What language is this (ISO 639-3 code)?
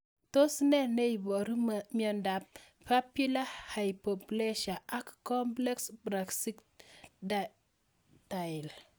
kln